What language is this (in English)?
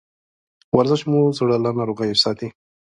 Pashto